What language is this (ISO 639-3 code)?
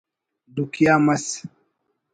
brh